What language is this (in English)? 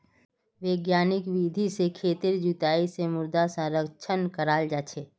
Magahi